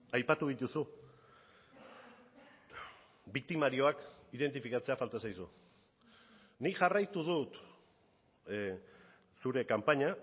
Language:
Basque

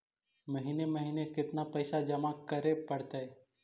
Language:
Magahi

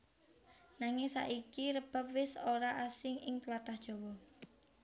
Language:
Javanese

